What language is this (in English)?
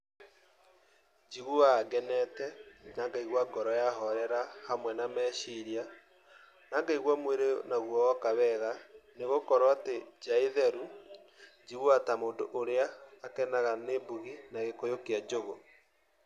Kikuyu